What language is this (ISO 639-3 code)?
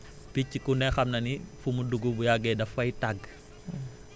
wol